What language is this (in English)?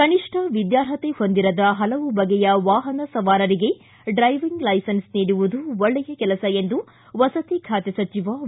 Kannada